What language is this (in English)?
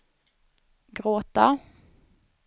Swedish